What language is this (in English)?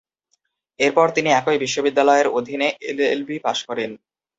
Bangla